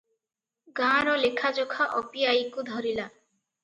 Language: Odia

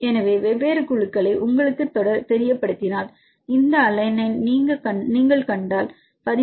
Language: Tamil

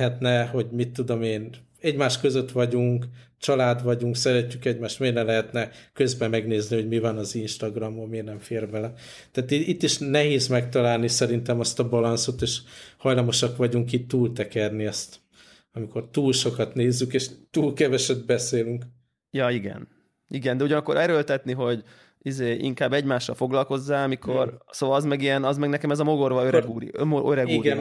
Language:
Hungarian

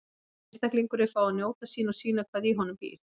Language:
Icelandic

